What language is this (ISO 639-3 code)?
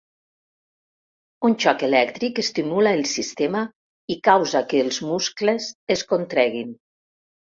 cat